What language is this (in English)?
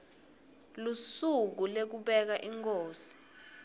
Swati